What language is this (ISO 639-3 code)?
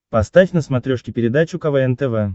rus